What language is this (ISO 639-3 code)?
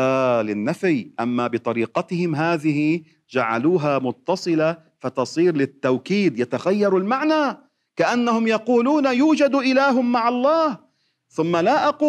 ara